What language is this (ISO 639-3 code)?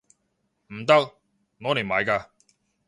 yue